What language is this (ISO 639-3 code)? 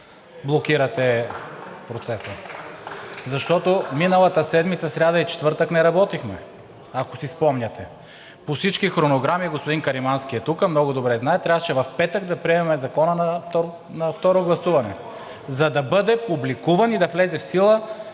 bul